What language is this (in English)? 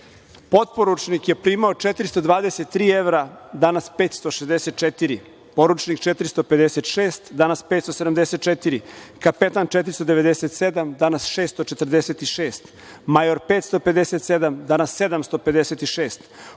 Serbian